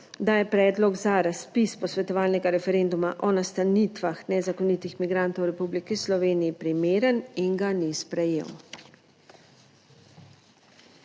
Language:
Slovenian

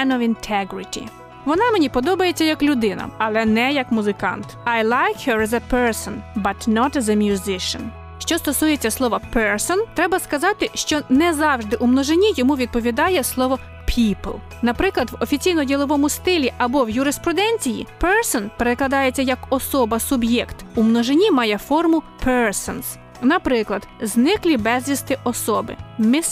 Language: Ukrainian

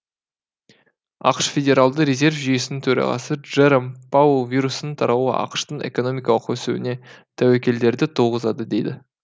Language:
Kazakh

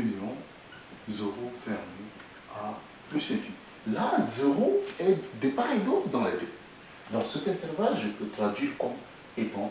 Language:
French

